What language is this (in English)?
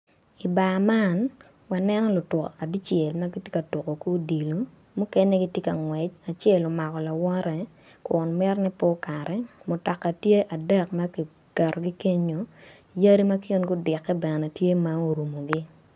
Acoli